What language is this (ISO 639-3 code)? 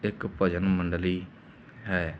pan